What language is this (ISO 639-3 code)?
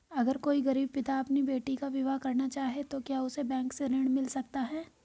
hin